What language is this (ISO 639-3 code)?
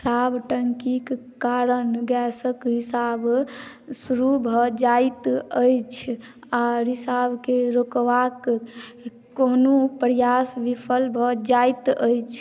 mai